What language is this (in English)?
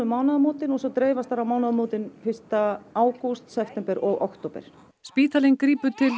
Icelandic